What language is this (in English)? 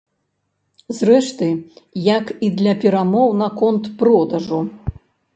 Belarusian